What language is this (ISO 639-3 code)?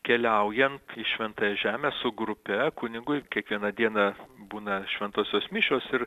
lit